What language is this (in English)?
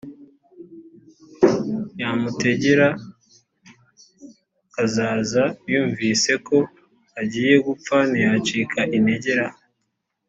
Kinyarwanda